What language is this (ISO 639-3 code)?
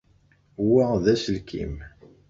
kab